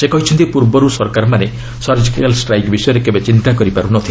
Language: Odia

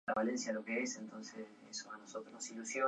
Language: Spanish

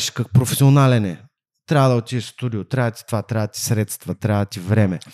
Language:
Bulgarian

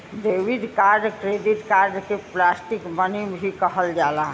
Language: Bhojpuri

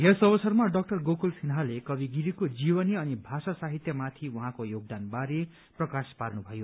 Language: Nepali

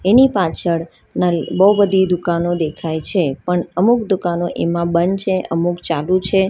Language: Gujarati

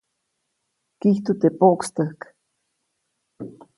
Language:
Copainalá Zoque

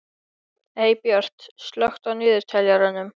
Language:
Icelandic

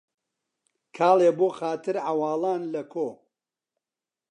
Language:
Central Kurdish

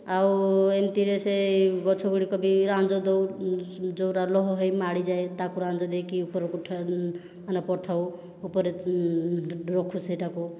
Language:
Odia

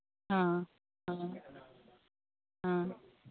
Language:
Manipuri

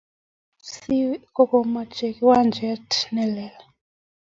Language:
Kalenjin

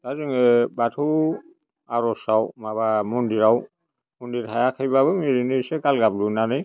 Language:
Bodo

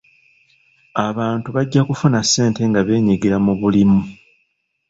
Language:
Ganda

